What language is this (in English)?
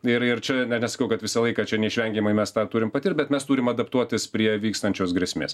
Lithuanian